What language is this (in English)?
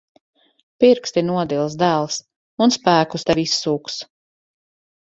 Latvian